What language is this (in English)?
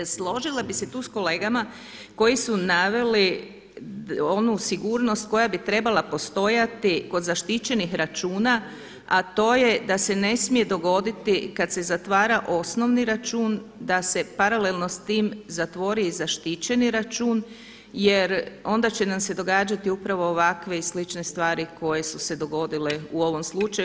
Croatian